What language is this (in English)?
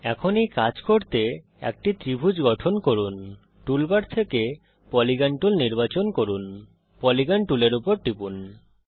Bangla